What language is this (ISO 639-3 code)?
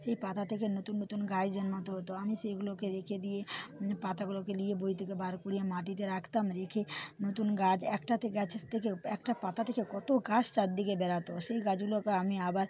ben